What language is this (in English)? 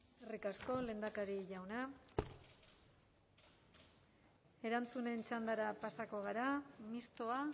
Basque